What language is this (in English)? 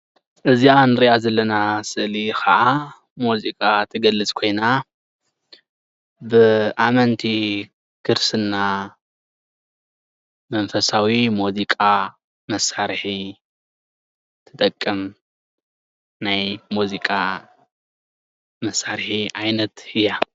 Tigrinya